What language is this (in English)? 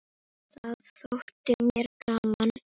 Icelandic